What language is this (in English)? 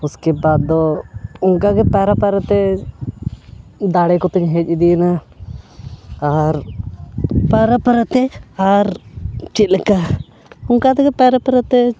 Santali